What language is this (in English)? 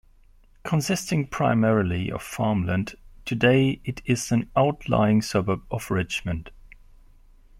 English